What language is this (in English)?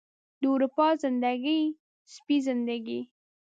Pashto